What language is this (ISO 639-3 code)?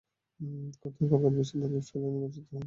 ben